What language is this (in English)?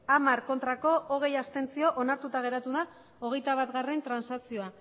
Basque